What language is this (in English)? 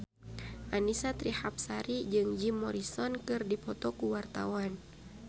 Sundanese